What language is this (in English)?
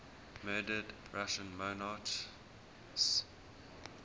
English